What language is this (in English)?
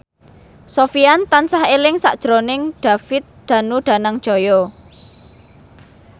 Javanese